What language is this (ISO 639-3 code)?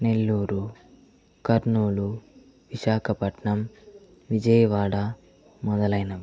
tel